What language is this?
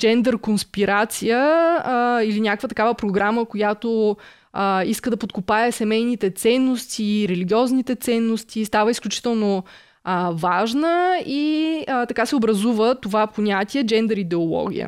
Bulgarian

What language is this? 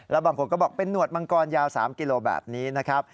Thai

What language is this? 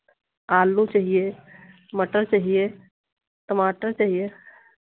Hindi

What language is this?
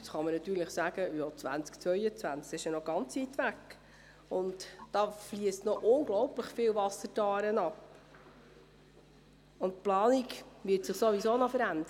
Swiss German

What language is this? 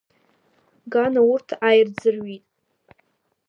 Abkhazian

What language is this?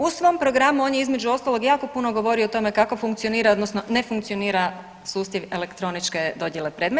Croatian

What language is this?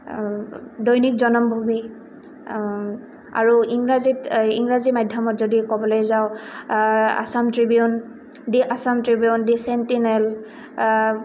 Assamese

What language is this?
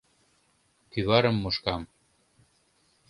Mari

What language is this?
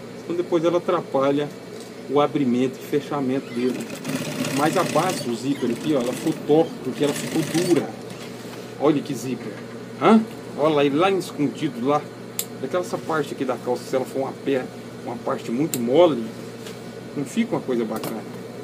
Portuguese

